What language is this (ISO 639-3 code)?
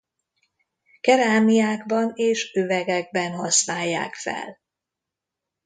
hun